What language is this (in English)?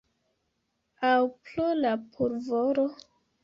Esperanto